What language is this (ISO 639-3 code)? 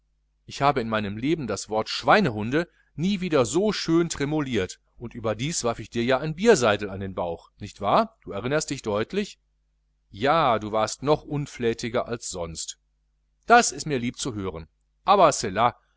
deu